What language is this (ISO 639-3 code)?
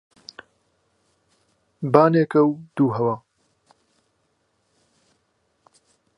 ckb